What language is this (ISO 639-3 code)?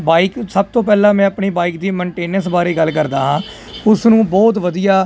pan